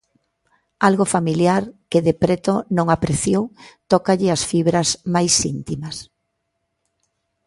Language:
Galician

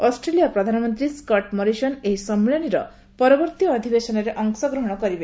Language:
Odia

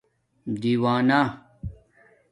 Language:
Domaaki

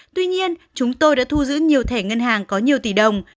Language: Vietnamese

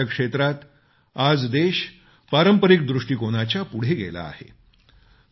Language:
Marathi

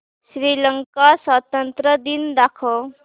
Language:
Marathi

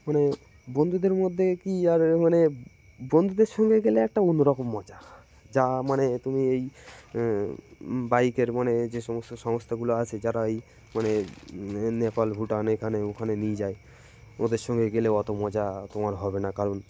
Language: Bangla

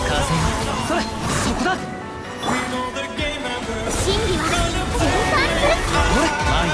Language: Japanese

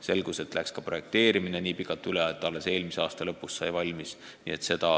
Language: Estonian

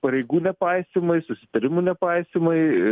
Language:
Lithuanian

